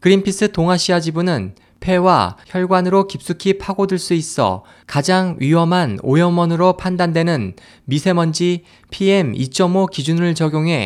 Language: Korean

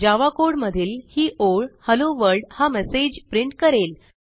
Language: Marathi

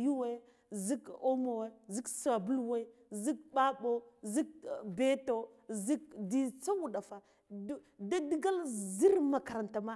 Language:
Guduf-Gava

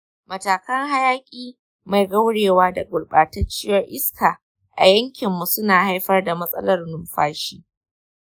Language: Hausa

